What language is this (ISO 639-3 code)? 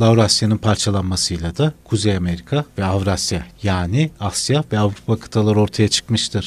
tur